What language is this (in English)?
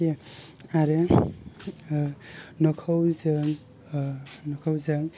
Bodo